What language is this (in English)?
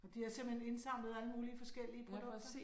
Danish